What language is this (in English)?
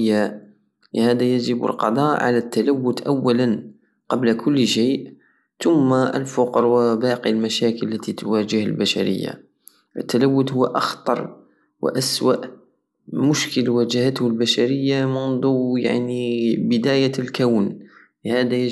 Algerian Saharan Arabic